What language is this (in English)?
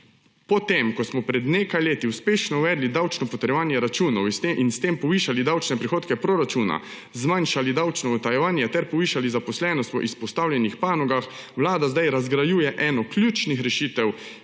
Slovenian